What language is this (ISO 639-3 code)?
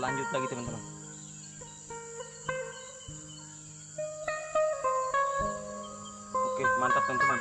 ind